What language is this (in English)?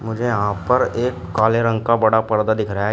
Hindi